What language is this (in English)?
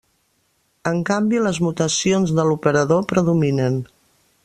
Catalan